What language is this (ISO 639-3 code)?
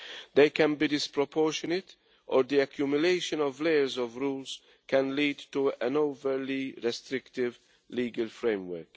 eng